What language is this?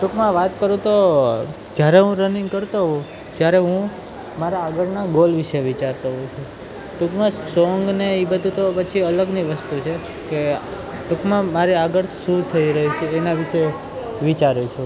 Gujarati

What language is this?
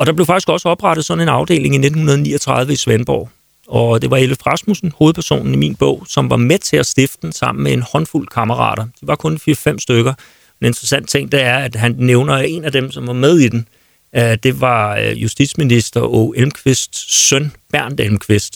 Danish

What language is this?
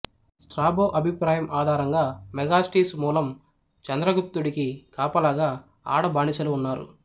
Telugu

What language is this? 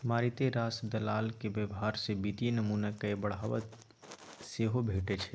Maithili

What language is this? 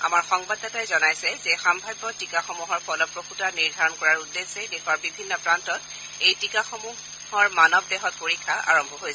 Assamese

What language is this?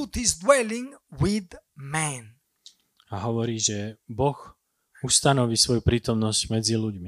Slovak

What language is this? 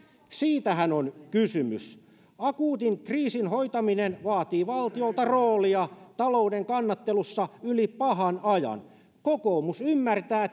Finnish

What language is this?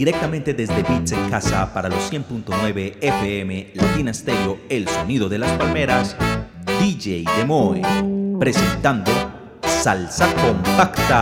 Spanish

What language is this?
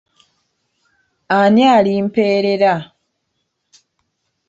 Ganda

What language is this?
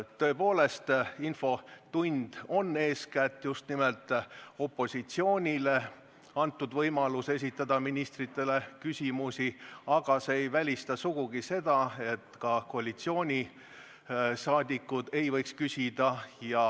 Estonian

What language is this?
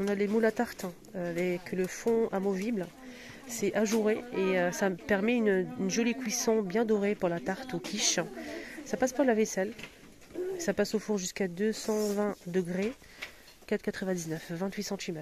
French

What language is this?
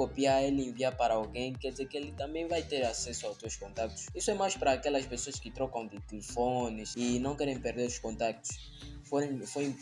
Portuguese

